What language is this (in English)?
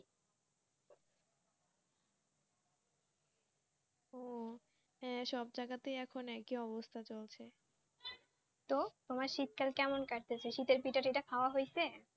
Bangla